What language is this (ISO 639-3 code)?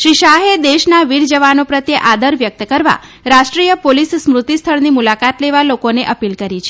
guj